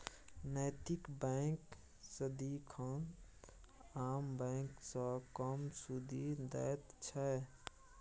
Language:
Maithili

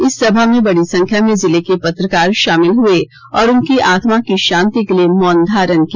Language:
Hindi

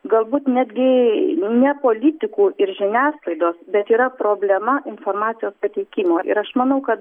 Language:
Lithuanian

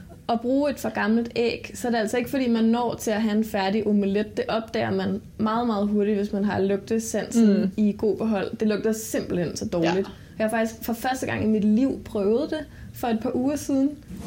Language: Danish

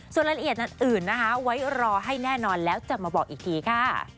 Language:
Thai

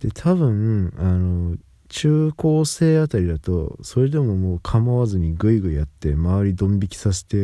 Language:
Japanese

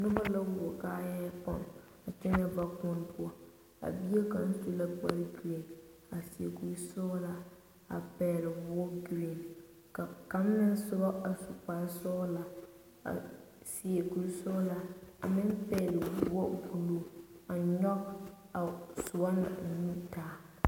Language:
Southern Dagaare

